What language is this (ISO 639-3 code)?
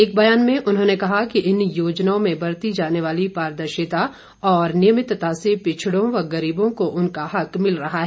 hin